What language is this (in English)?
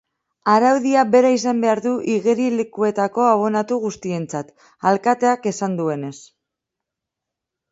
Basque